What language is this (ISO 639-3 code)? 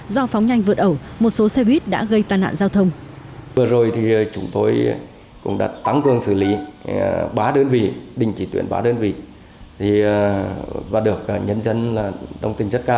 vie